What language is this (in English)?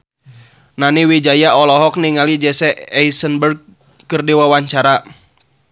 Sundanese